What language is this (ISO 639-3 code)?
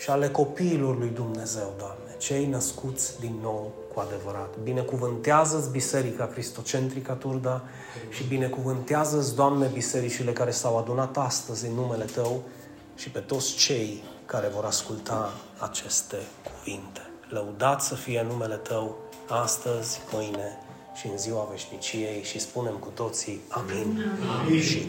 ron